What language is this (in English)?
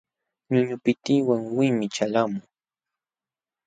Jauja Wanca Quechua